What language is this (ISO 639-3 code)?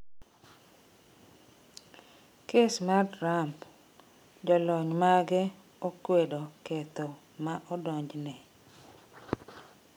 luo